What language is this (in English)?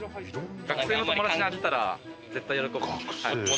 Japanese